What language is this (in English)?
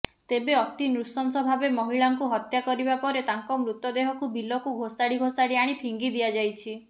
Odia